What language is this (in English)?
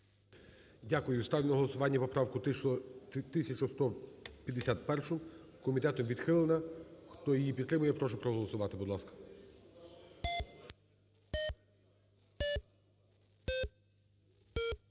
Ukrainian